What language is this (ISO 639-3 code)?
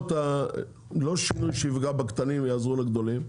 heb